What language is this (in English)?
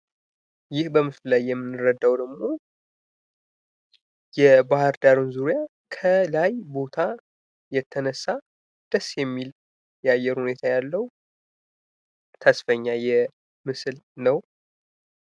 Amharic